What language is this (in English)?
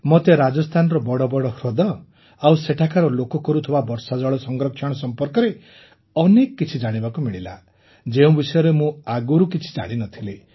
Odia